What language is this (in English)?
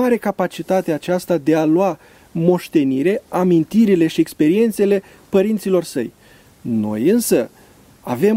Romanian